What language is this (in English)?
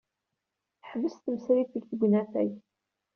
Kabyle